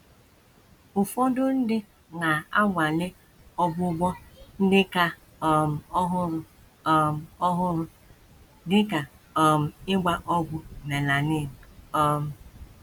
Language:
Igbo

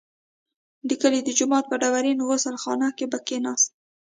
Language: Pashto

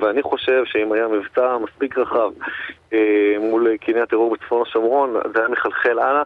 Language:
Hebrew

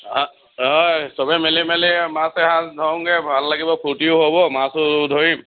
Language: Assamese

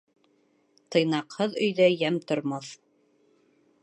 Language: Bashkir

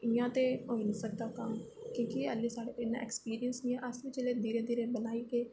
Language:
Dogri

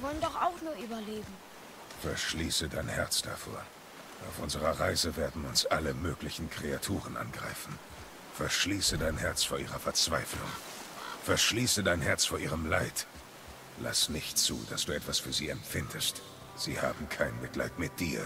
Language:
German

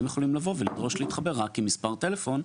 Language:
Hebrew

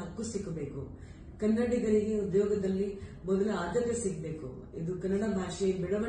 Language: Kannada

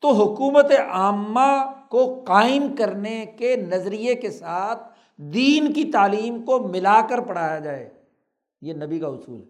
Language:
Urdu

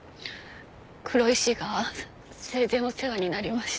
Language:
Japanese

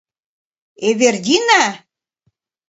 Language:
Mari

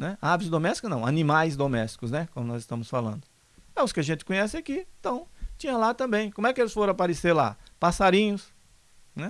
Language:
Portuguese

